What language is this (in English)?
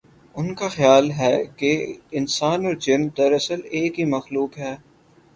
Urdu